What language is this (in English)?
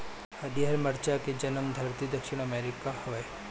Bhojpuri